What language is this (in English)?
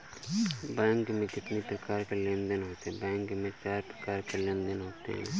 Hindi